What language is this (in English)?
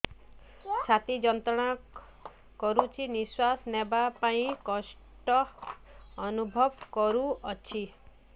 Odia